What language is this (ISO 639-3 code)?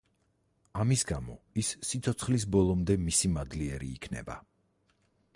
kat